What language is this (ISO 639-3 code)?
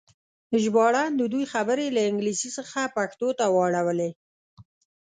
pus